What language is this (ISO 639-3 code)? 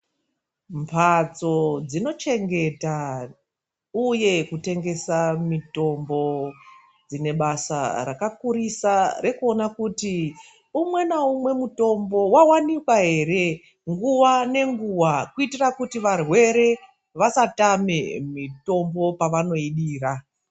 ndc